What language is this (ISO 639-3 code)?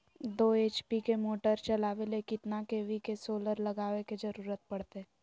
mag